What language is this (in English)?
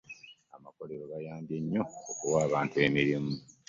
Ganda